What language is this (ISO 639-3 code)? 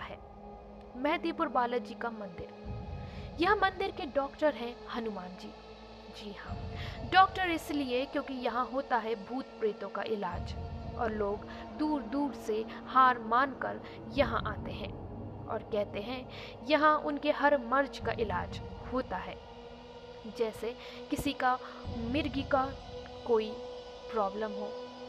hin